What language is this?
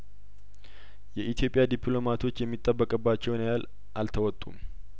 Amharic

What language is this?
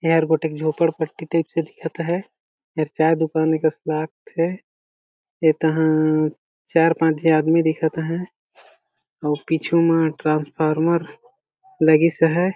Chhattisgarhi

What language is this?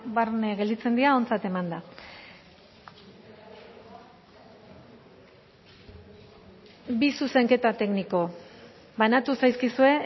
Basque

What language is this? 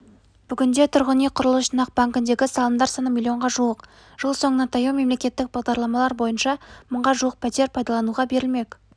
Kazakh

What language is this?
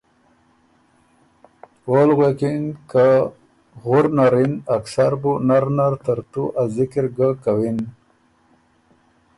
Ormuri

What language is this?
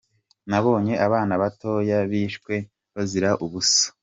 Kinyarwanda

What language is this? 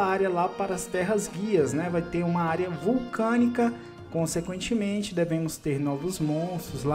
Portuguese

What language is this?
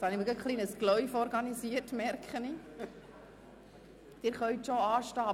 Swiss German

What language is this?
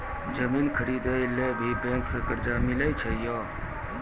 Maithili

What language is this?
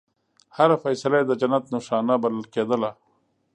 Pashto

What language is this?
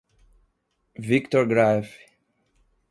Portuguese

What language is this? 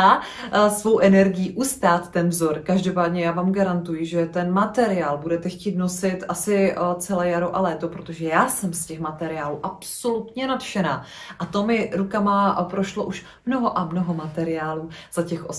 Czech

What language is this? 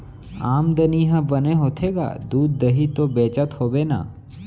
Chhattisgarhi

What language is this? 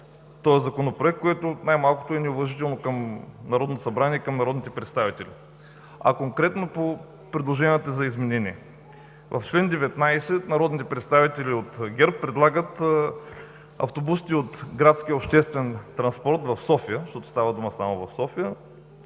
Bulgarian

